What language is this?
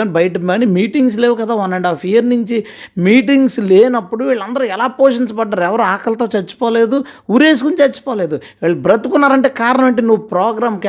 Telugu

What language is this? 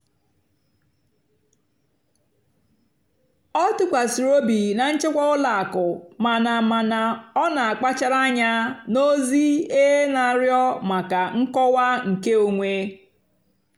Igbo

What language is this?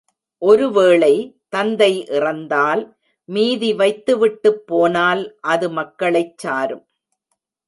Tamil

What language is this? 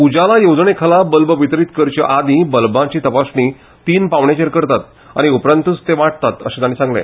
Konkani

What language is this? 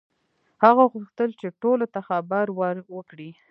Pashto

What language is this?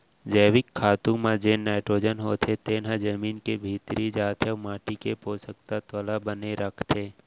Chhattisgarhi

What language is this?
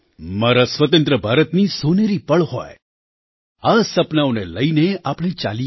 Gujarati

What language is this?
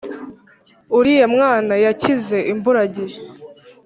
Kinyarwanda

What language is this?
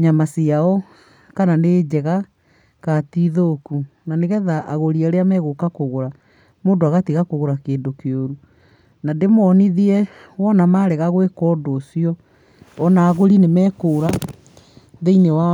Kikuyu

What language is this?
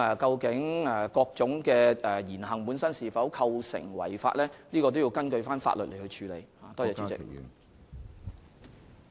Cantonese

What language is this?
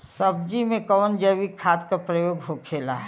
Bhojpuri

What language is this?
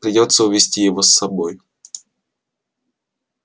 Russian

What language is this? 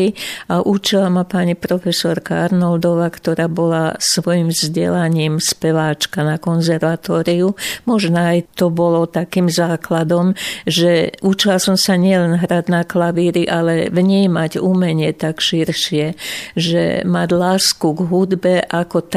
Slovak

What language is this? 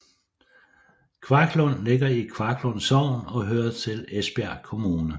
Danish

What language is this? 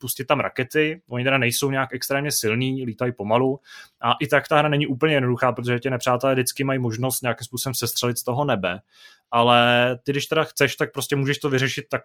Czech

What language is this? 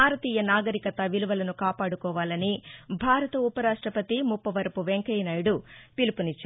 Telugu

